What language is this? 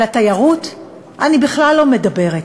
Hebrew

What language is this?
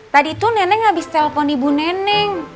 Indonesian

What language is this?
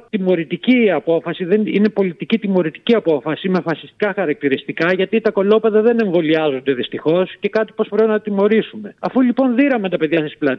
Greek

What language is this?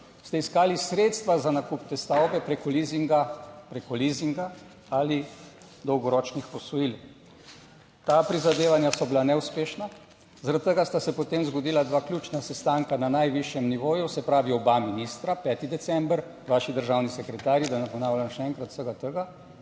Slovenian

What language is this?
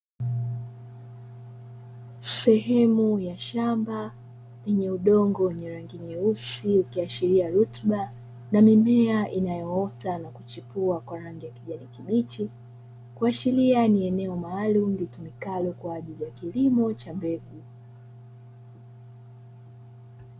Swahili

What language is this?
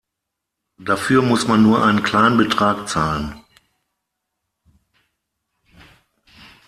German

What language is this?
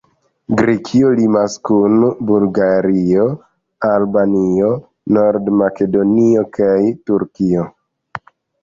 Esperanto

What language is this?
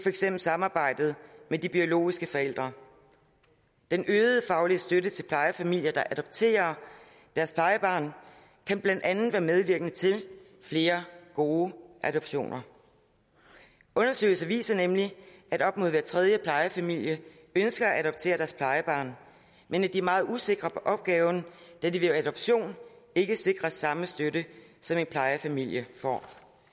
Danish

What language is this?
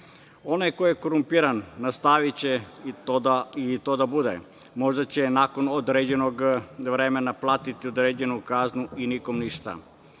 Serbian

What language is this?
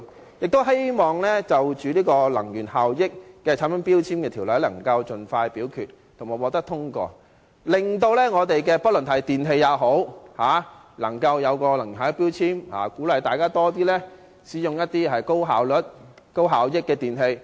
Cantonese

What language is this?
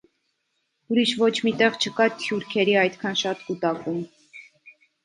Armenian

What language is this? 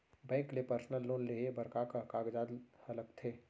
Chhattisgarhi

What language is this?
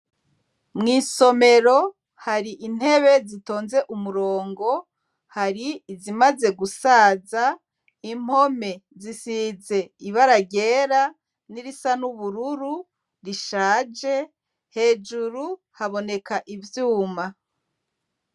Rundi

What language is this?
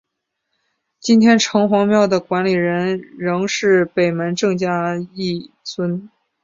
Chinese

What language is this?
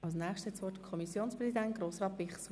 Swiss German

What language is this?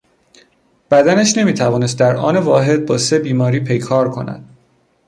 Persian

